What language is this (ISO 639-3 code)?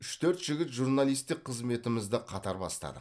kaz